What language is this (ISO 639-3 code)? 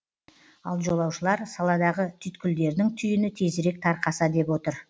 kaz